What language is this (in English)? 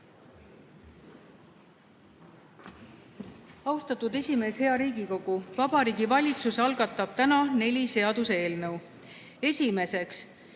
Estonian